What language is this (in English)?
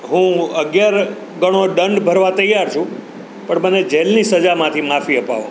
Gujarati